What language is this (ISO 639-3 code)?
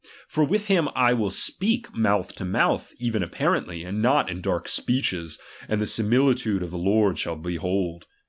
eng